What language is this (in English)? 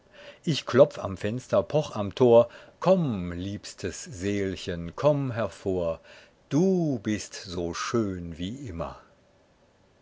German